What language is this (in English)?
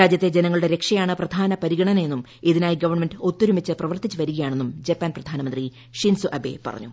Malayalam